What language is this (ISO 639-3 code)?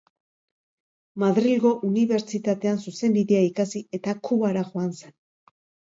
eus